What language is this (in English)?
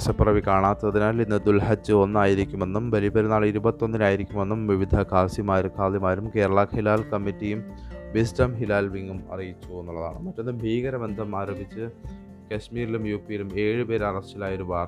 Malayalam